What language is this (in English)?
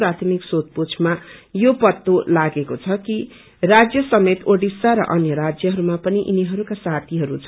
Nepali